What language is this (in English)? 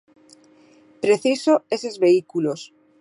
Galician